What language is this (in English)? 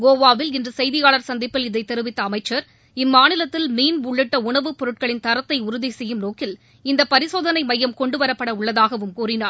Tamil